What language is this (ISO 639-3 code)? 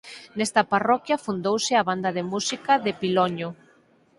glg